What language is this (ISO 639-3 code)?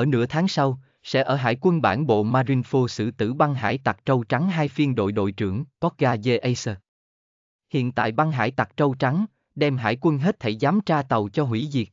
vie